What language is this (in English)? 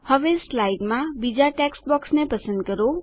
Gujarati